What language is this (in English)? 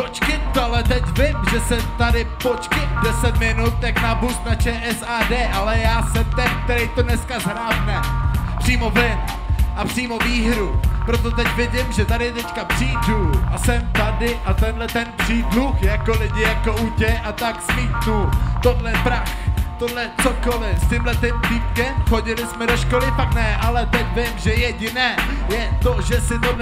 Czech